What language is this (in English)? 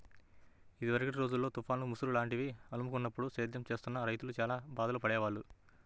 Telugu